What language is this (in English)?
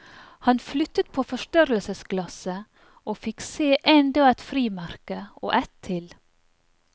Norwegian